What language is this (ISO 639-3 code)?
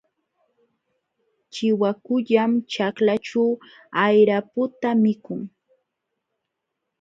qxw